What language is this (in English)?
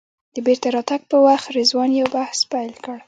Pashto